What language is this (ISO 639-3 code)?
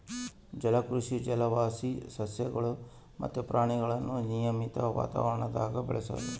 kan